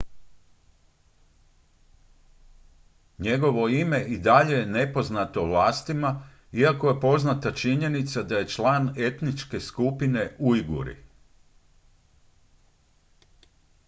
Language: Croatian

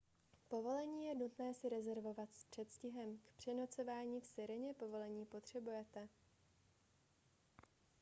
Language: Czech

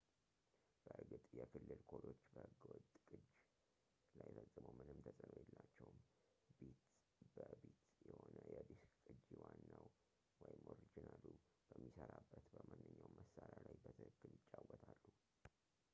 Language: Amharic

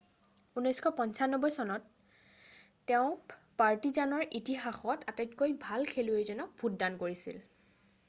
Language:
Assamese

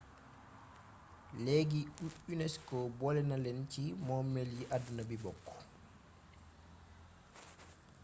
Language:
Wolof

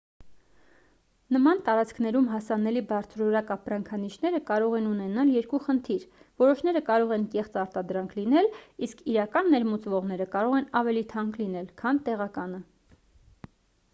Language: Armenian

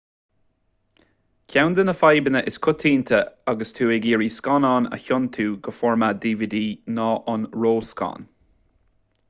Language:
Irish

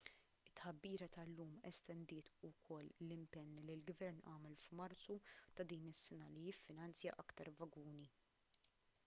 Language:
Maltese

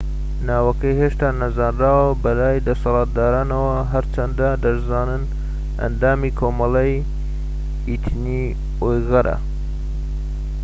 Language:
Central Kurdish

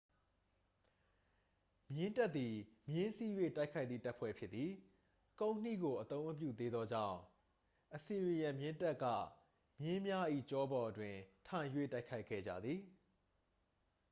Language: Burmese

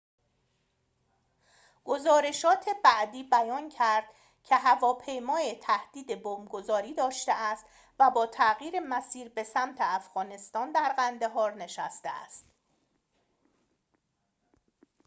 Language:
Persian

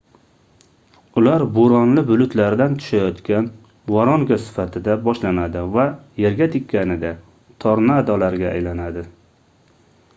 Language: Uzbek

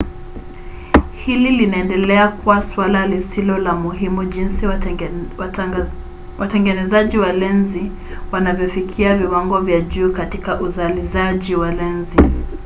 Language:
Swahili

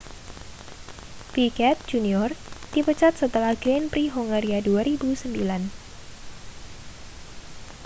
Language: Indonesian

